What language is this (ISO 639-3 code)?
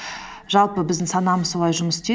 kaz